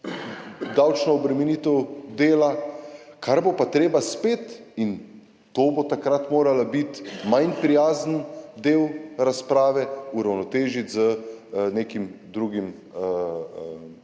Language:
Slovenian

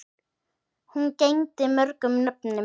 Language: Icelandic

